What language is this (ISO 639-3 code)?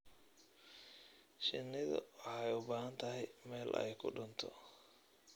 som